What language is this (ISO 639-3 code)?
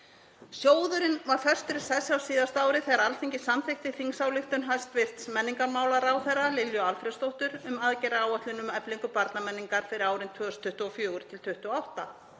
isl